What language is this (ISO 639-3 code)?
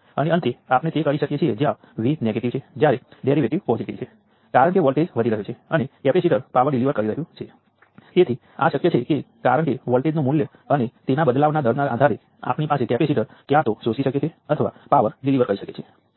guj